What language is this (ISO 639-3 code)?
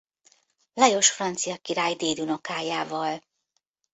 hun